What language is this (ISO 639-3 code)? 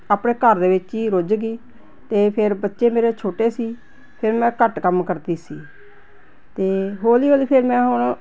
pan